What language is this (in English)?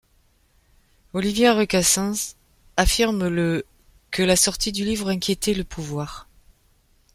French